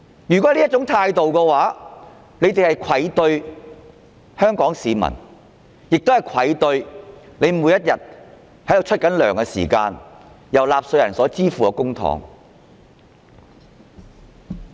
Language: Cantonese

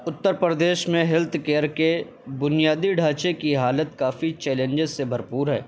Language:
Urdu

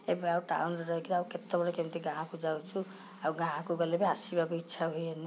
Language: Odia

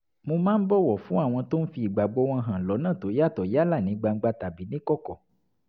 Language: Yoruba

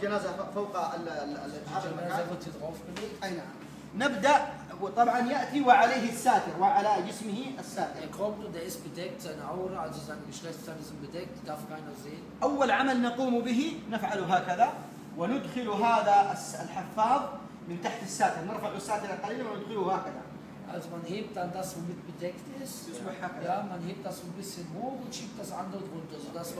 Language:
Arabic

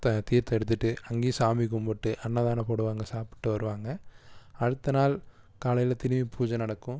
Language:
Tamil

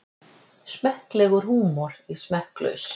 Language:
Icelandic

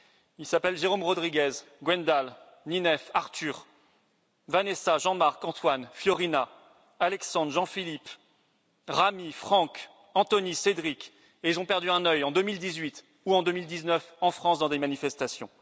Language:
French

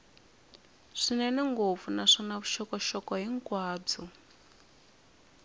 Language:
Tsonga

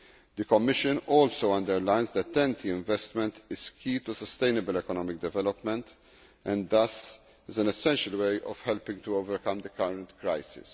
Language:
English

